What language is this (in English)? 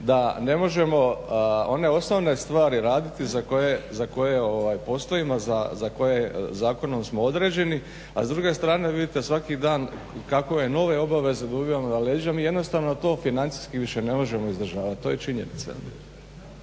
Croatian